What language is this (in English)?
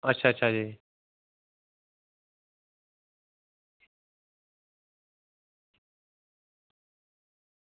Dogri